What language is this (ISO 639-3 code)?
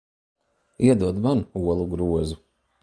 lav